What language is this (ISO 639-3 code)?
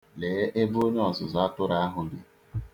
ibo